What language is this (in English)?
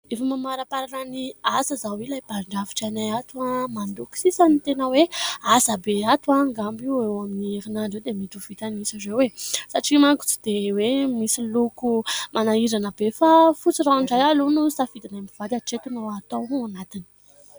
Malagasy